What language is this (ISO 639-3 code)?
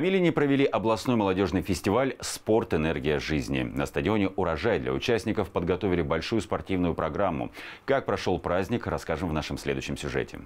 rus